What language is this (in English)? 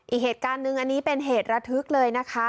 Thai